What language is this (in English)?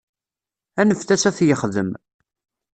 Kabyle